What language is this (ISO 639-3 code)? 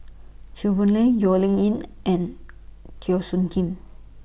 eng